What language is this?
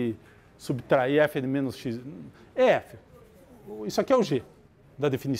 Portuguese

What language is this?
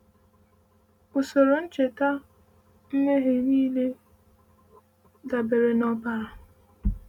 Igbo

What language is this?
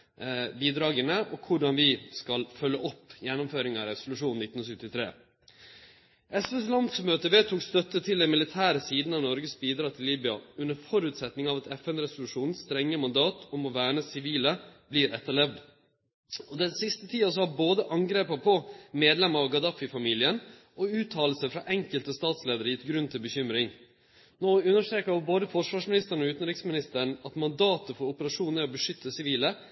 Norwegian Nynorsk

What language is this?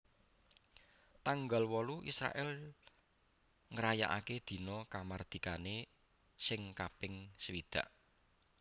Javanese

